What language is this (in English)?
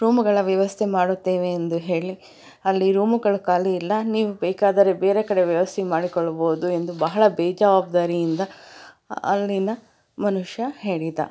Kannada